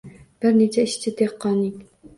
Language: Uzbek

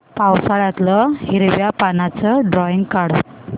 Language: Marathi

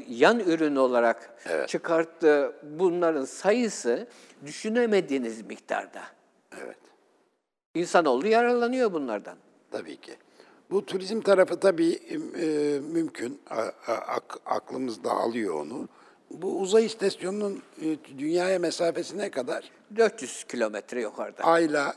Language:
Turkish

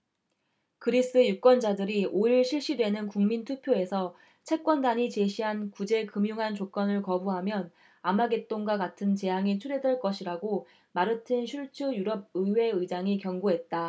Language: Korean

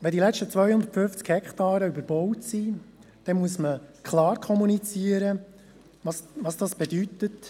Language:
Swiss German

